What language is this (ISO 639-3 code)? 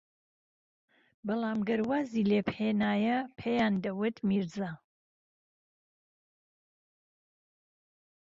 ckb